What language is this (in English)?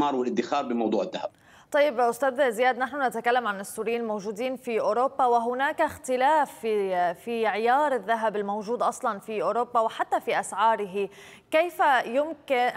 Arabic